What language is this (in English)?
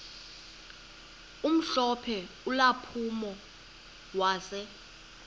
Xhosa